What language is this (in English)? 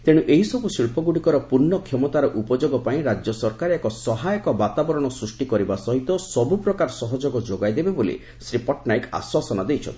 Odia